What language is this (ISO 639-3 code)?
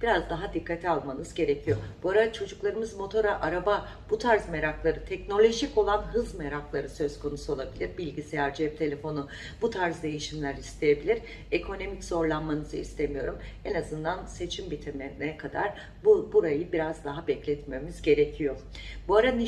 tur